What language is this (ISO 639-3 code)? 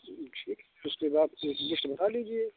hin